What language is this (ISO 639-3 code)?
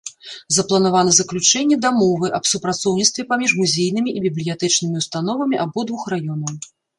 bel